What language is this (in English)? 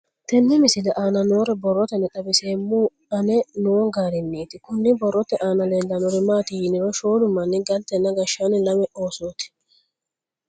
Sidamo